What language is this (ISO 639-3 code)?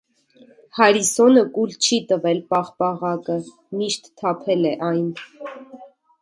hye